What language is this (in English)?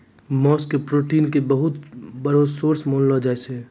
Maithili